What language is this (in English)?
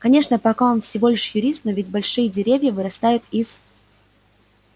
Russian